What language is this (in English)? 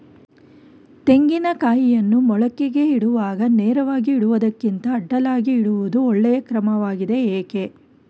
Kannada